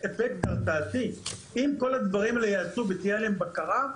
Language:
Hebrew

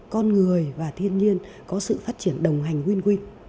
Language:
Vietnamese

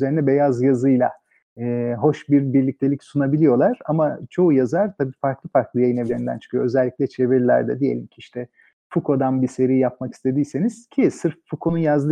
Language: Turkish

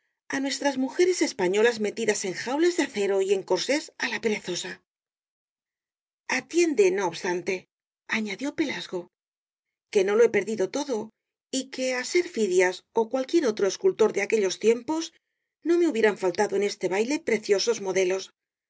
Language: Spanish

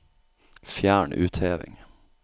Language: Norwegian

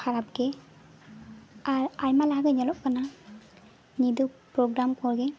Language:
Santali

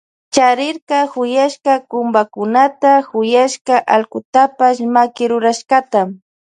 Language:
Loja Highland Quichua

